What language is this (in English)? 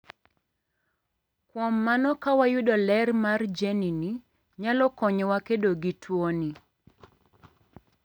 Luo (Kenya and Tanzania)